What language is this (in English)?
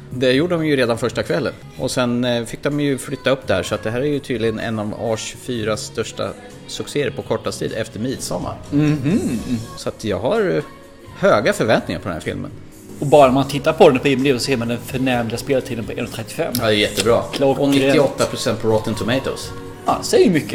Swedish